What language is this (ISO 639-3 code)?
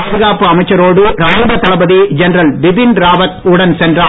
tam